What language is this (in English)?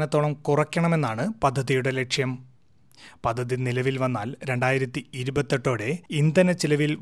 Malayalam